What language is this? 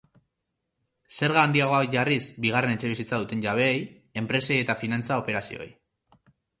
Basque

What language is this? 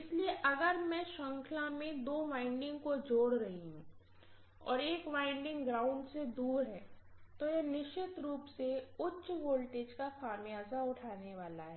Hindi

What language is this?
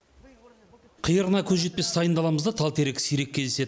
Kazakh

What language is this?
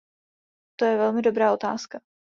Czech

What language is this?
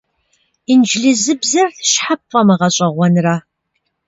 Kabardian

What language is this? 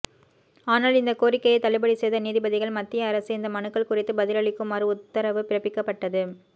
Tamil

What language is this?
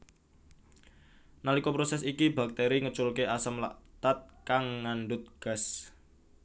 Javanese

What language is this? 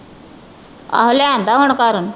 Punjabi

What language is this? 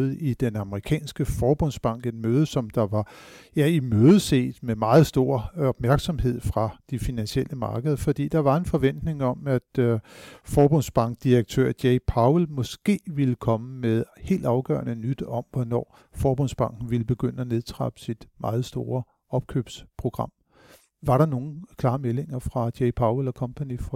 Danish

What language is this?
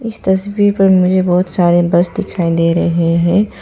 Hindi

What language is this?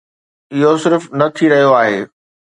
Sindhi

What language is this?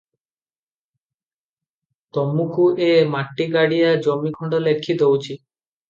Odia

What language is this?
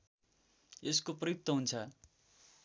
Nepali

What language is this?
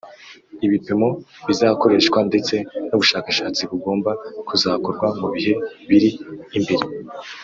Kinyarwanda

